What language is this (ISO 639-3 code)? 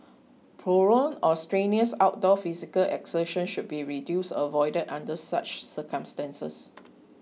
eng